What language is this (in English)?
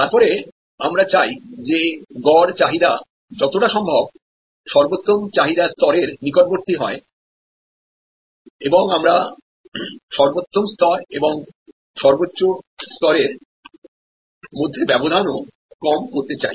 Bangla